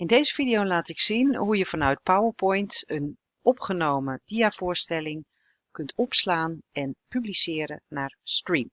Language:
Dutch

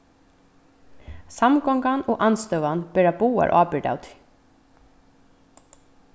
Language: Faroese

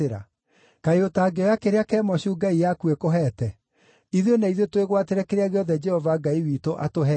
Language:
Kikuyu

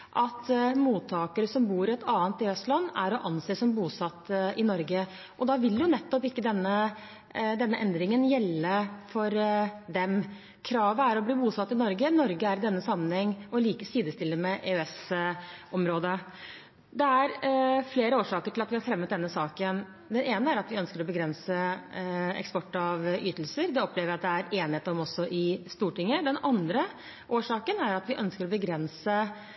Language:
Norwegian Bokmål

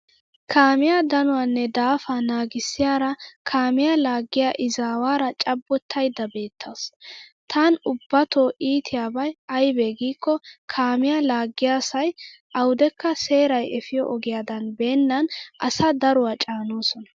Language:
Wolaytta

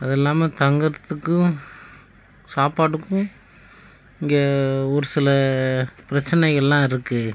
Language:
Tamil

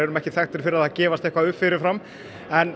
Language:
Icelandic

